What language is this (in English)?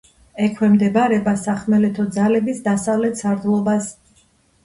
Georgian